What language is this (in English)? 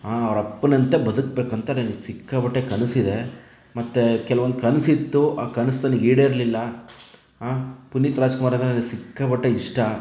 Kannada